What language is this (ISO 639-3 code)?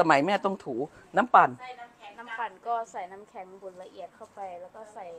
tha